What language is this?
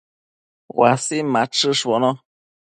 Matsés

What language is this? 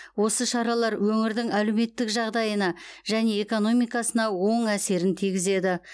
Kazakh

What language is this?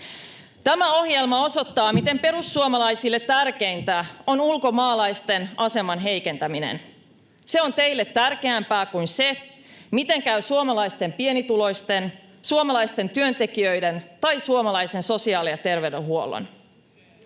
Finnish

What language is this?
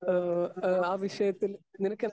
Malayalam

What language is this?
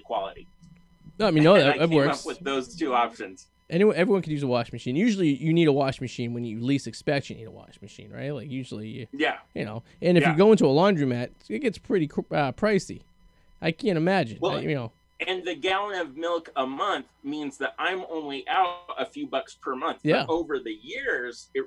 English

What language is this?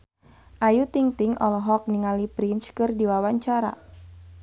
Sundanese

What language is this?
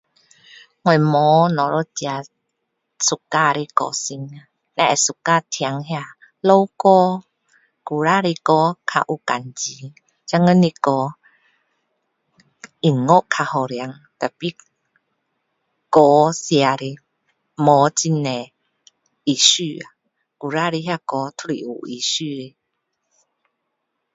Min Dong Chinese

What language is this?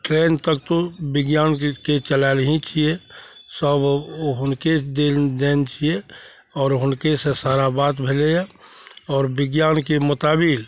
Maithili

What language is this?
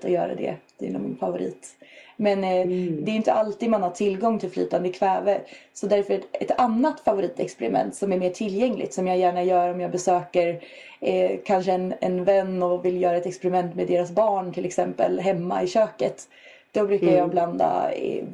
Swedish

